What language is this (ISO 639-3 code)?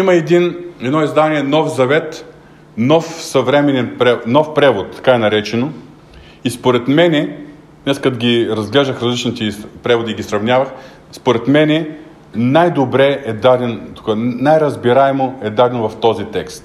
bul